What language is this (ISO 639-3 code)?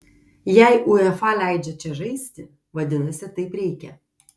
lit